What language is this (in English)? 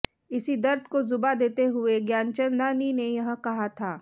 Hindi